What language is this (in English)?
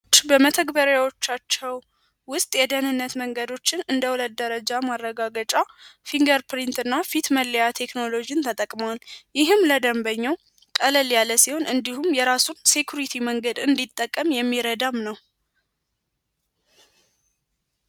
Amharic